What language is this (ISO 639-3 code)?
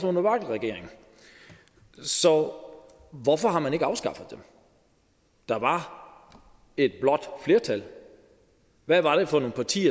dan